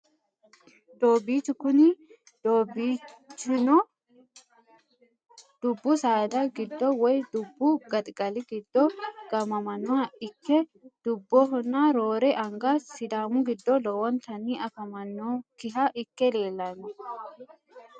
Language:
Sidamo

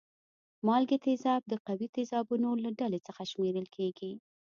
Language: Pashto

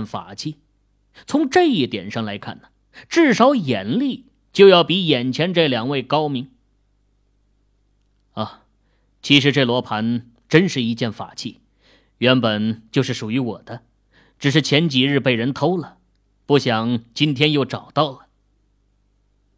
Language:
Chinese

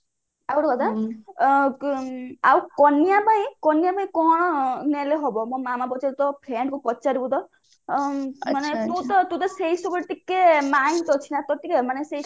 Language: Odia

